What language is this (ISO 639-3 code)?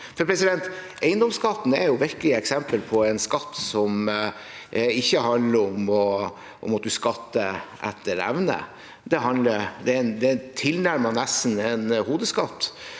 nor